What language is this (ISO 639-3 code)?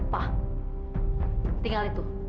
ind